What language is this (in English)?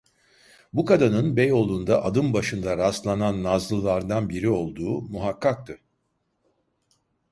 Turkish